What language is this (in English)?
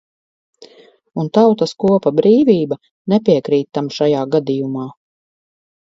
Latvian